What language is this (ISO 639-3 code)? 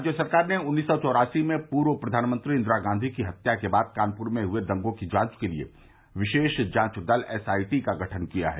hin